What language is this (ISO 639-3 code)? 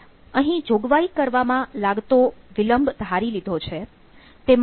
guj